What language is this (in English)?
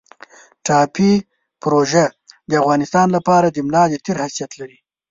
Pashto